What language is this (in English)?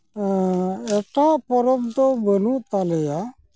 Santali